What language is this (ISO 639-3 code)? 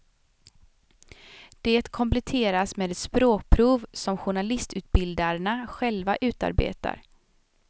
swe